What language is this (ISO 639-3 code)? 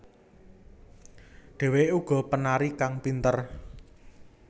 jav